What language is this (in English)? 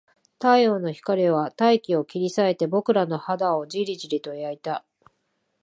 Japanese